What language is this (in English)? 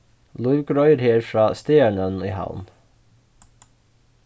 Faroese